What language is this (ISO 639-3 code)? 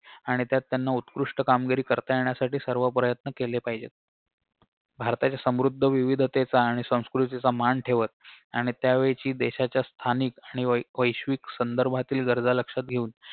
mar